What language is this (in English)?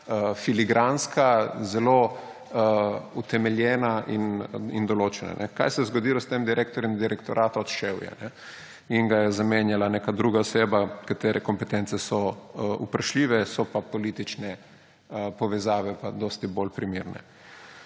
Slovenian